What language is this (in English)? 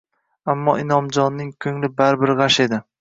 Uzbek